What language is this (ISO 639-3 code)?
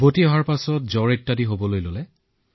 asm